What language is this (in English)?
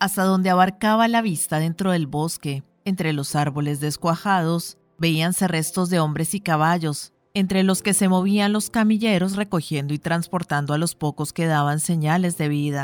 Spanish